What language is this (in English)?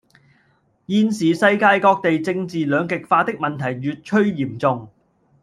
Cantonese